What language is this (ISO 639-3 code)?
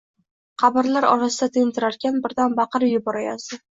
uzb